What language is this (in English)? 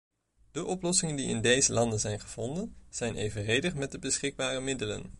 Dutch